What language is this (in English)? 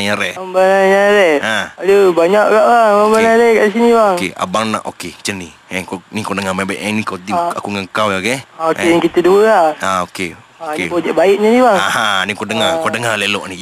Malay